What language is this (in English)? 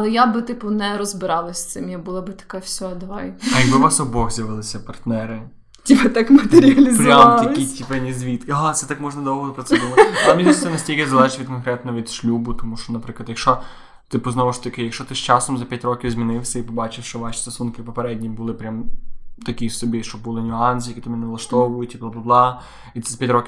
Ukrainian